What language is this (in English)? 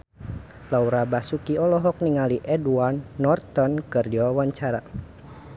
Sundanese